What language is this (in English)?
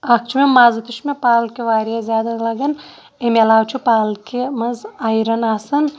Kashmiri